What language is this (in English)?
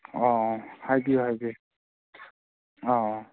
Manipuri